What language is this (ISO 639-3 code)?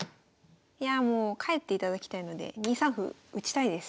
jpn